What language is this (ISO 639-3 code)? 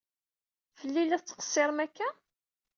kab